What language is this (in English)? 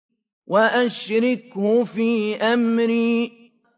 Arabic